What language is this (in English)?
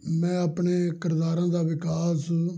Punjabi